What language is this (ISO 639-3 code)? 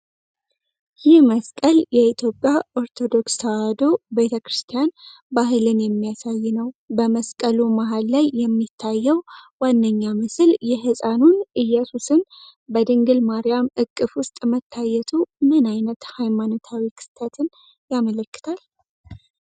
amh